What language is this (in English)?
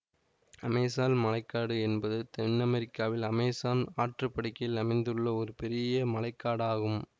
Tamil